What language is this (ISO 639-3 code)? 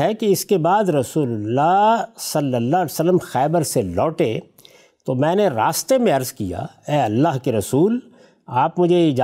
urd